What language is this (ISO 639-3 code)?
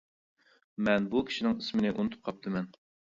uig